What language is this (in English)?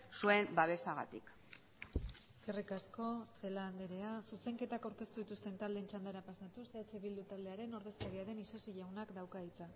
Basque